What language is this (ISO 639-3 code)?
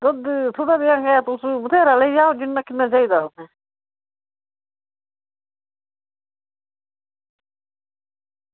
doi